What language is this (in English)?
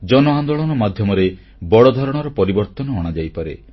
Odia